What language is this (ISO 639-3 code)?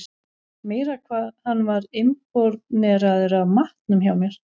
isl